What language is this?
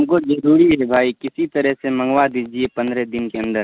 Urdu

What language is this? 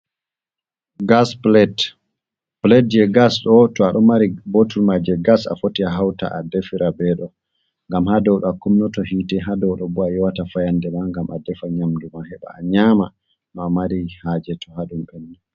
Fula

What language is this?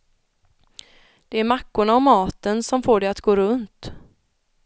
Swedish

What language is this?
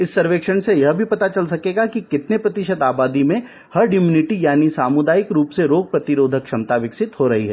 Hindi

